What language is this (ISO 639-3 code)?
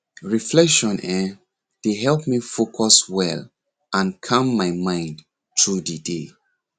pcm